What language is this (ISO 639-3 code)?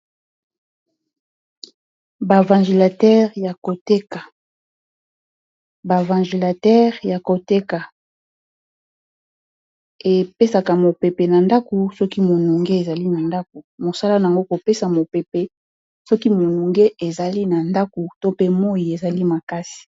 lin